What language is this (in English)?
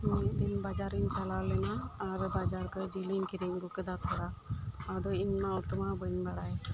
Santali